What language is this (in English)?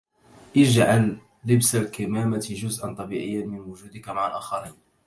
Arabic